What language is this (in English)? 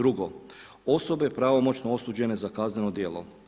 Croatian